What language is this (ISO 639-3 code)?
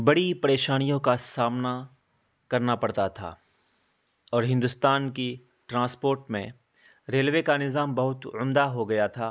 urd